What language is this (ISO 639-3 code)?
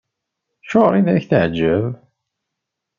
kab